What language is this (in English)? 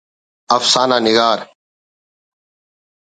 Brahui